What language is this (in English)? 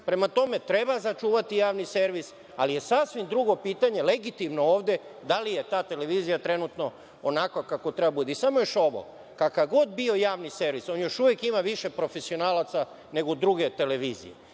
Serbian